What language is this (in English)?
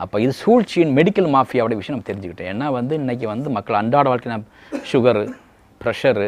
Tamil